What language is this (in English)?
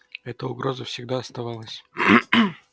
Russian